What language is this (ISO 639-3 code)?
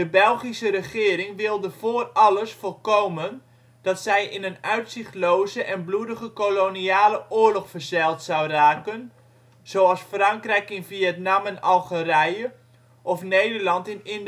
nld